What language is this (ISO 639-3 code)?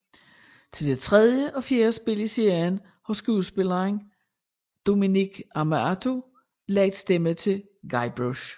dan